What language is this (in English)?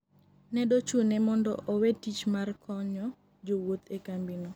Luo (Kenya and Tanzania)